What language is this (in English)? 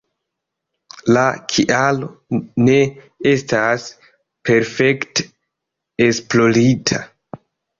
Esperanto